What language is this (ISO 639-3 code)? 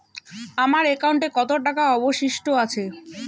ben